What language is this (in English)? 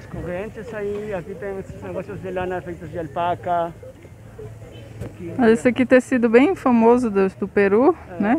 Portuguese